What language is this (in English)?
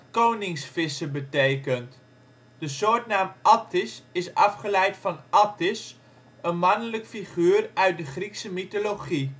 Dutch